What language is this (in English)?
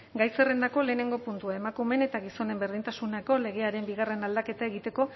Basque